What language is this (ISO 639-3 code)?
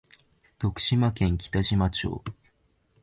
jpn